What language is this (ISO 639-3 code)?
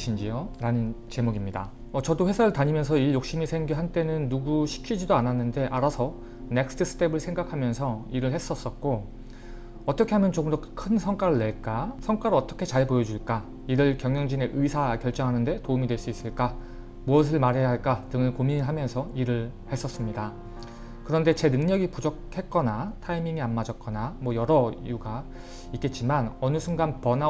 kor